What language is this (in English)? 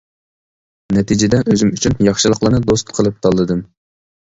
Uyghur